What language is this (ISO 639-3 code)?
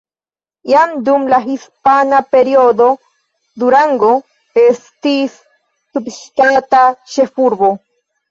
epo